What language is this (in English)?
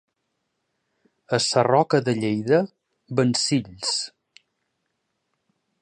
Catalan